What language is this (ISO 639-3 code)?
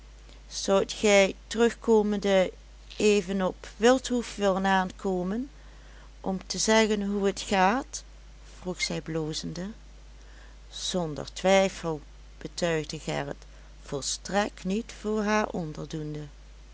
nld